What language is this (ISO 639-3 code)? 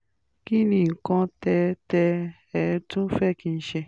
yor